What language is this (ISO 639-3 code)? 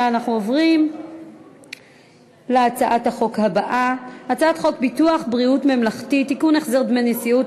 heb